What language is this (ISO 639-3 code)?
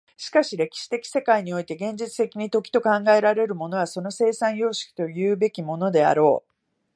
jpn